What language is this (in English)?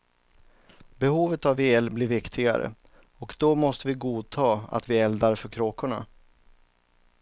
Swedish